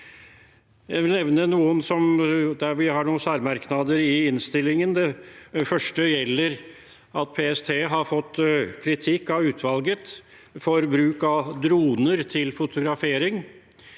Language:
Norwegian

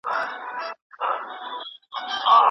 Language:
Pashto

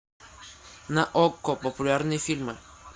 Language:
Russian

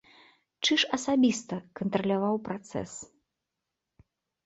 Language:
Belarusian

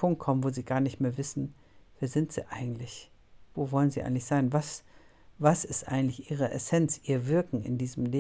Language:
German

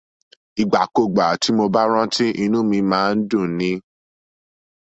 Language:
Yoruba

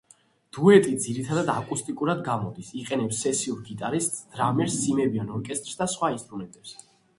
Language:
Georgian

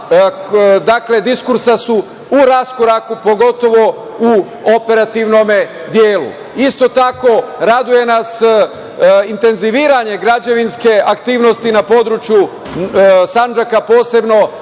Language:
Serbian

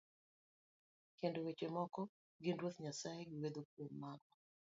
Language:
Luo (Kenya and Tanzania)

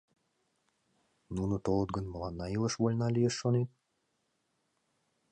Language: Mari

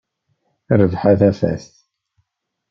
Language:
Kabyle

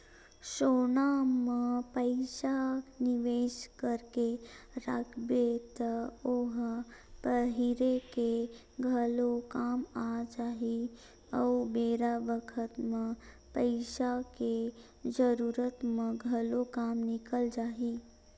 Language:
Chhattisgarhi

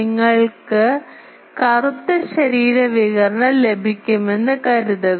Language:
Malayalam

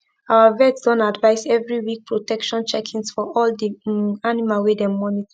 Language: Nigerian Pidgin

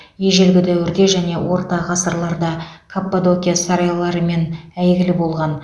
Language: Kazakh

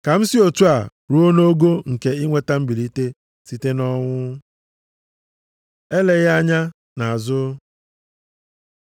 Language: Igbo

